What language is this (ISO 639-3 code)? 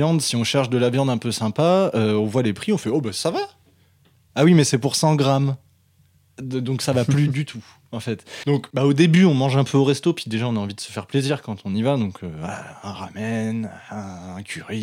fra